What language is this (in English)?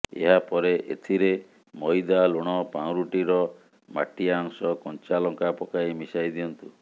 Odia